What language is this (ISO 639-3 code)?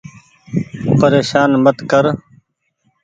gig